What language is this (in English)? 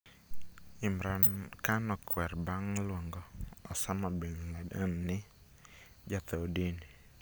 Luo (Kenya and Tanzania)